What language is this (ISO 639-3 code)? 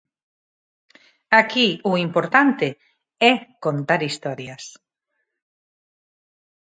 glg